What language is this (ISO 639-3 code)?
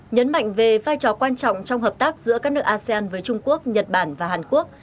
vie